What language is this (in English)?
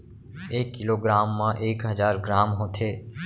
Chhattisgarhi